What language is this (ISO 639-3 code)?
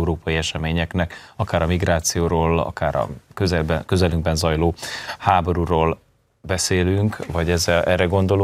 hun